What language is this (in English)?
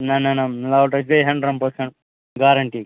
Kashmiri